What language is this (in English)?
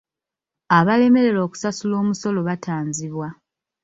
Ganda